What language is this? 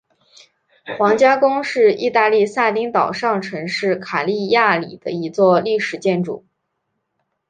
Chinese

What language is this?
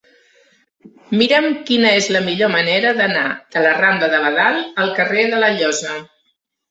Catalan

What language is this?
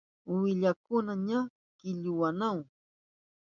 Southern Pastaza Quechua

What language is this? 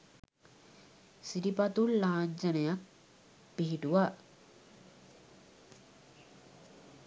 Sinhala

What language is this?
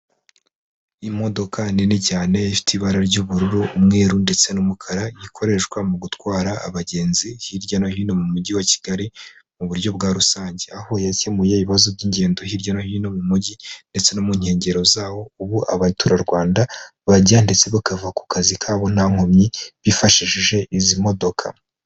Kinyarwanda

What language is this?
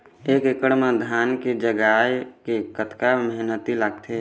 Chhattisgarhi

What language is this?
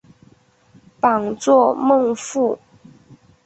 Chinese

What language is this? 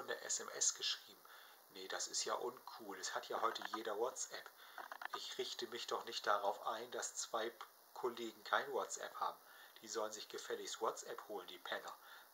German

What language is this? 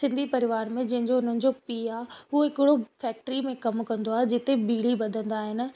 Sindhi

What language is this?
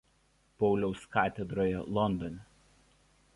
Lithuanian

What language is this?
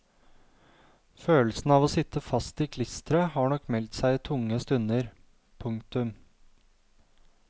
Norwegian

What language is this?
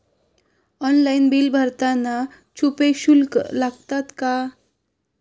Marathi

